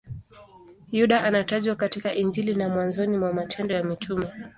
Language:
Swahili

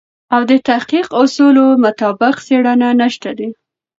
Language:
Pashto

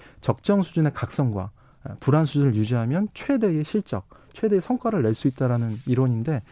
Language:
Korean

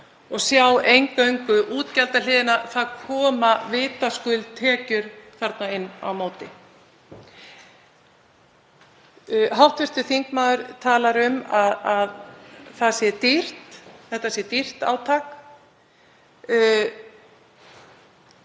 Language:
Icelandic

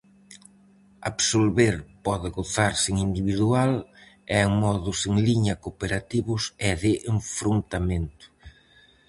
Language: Galician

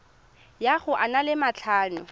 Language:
Tswana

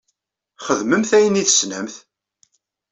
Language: Kabyle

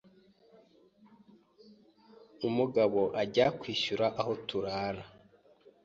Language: Kinyarwanda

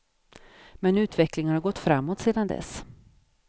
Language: Swedish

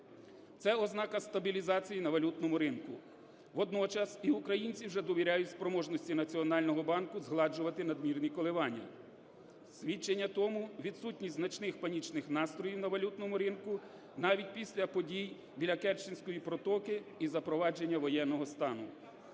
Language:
Ukrainian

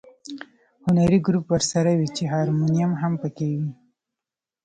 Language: Pashto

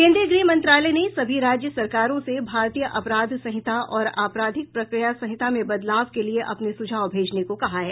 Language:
Hindi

